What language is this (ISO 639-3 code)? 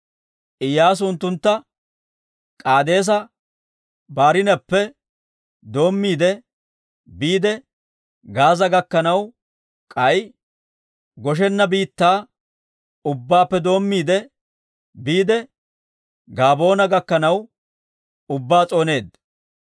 dwr